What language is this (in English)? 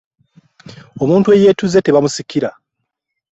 Ganda